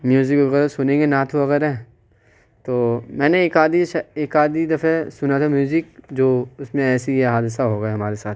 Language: Urdu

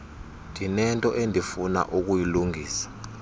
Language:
Xhosa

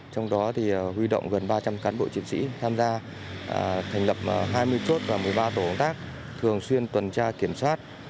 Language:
Vietnamese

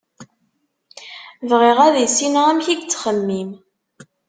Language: Kabyle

